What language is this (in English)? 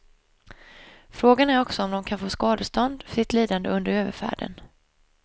Swedish